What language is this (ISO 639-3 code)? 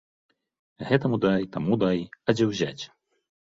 bel